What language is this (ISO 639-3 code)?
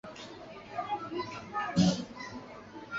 zho